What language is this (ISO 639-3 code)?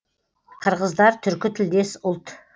kaz